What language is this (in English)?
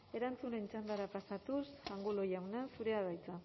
Basque